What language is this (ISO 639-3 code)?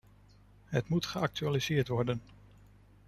nld